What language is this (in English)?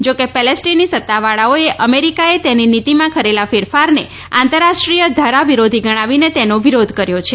Gujarati